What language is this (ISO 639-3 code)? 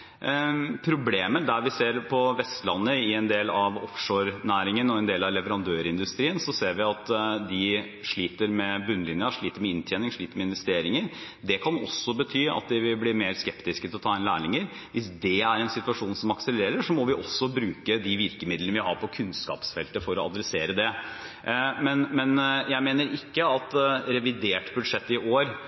nob